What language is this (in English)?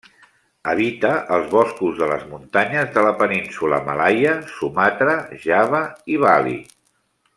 Catalan